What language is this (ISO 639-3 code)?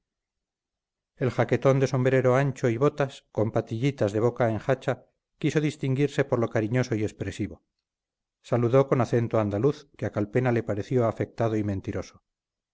spa